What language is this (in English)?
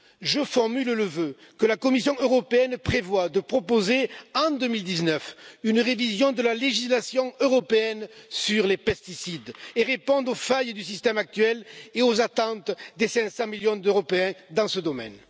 French